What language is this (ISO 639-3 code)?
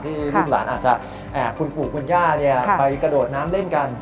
tha